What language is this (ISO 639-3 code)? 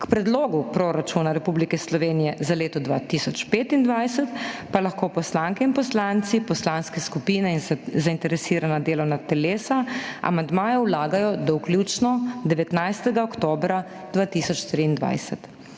slv